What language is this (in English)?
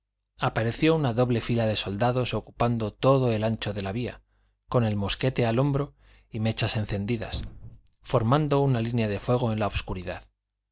Spanish